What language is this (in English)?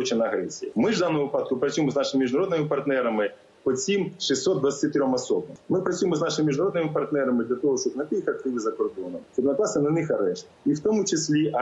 Ukrainian